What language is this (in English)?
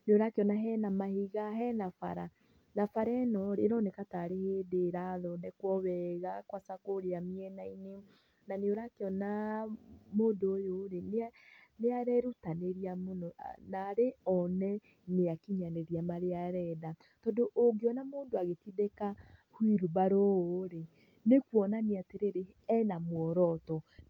Kikuyu